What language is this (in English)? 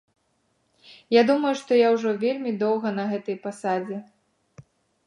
Belarusian